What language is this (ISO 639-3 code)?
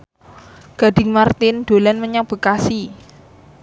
jav